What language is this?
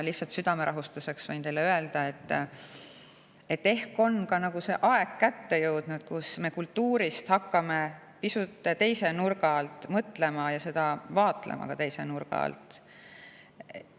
Estonian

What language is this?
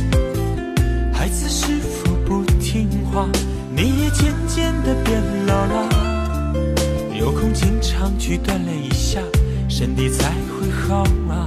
Chinese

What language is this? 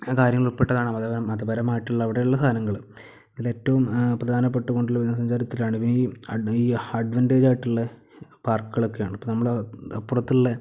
Malayalam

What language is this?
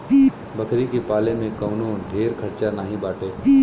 Bhojpuri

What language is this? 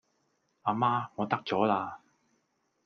Cantonese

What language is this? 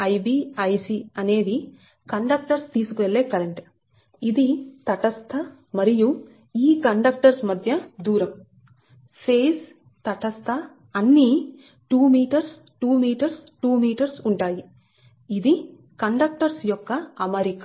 Telugu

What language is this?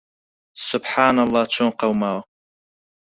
Central Kurdish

